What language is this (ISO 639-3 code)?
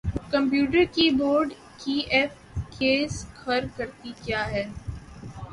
urd